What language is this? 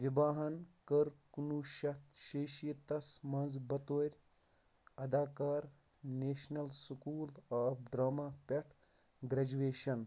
Kashmiri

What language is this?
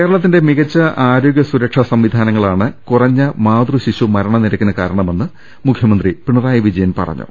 Malayalam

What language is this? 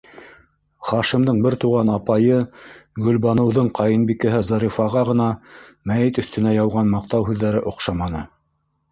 Bashkir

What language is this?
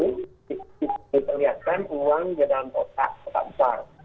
Indonesian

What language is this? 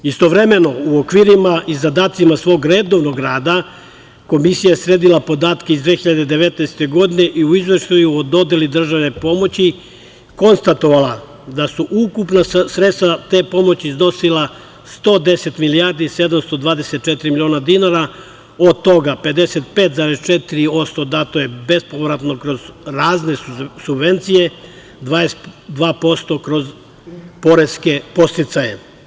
Serbian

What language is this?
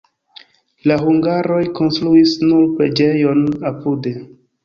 Esperanto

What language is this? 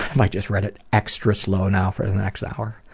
English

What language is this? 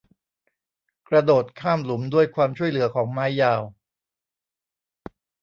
Thai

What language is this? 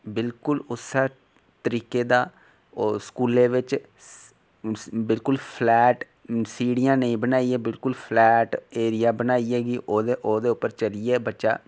Dogri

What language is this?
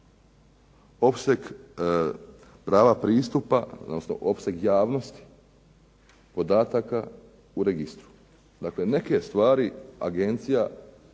Croatian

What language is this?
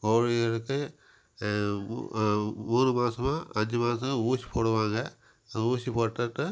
Tamil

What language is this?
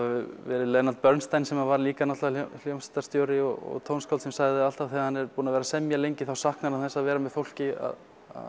Icelandic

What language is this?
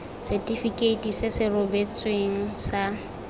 Tswana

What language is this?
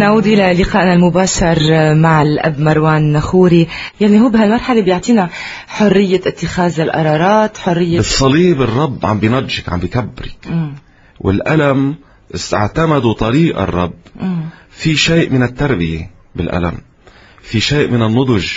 Arabic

